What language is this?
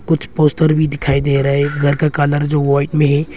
Hindi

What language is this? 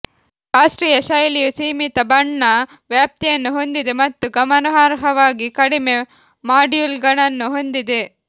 Kannada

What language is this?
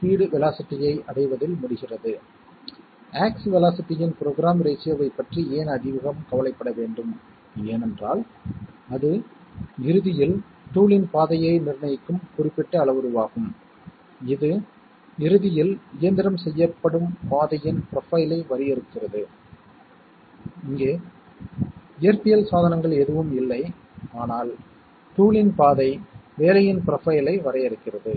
Tamil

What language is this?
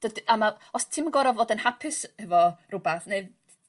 Welsh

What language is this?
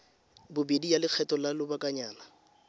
Tswana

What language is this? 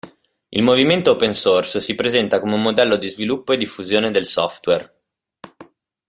Italian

